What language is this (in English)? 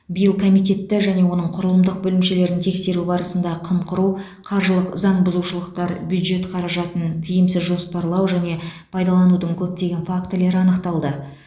Kazakh